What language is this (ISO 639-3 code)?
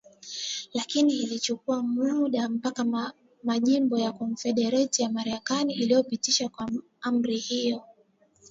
swa